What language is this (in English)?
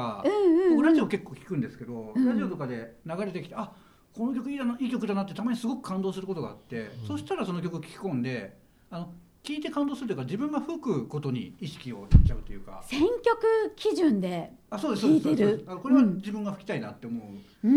Japanese